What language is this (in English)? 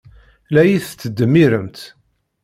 Kabyle